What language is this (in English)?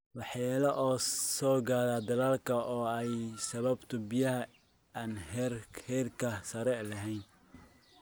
Somali